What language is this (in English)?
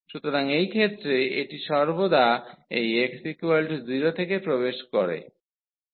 Bangla